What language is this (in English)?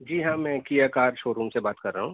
Urdu